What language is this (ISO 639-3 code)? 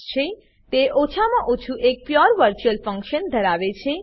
guj